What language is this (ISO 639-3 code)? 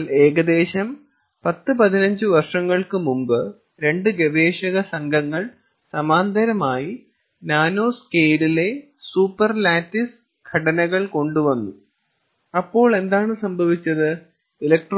mal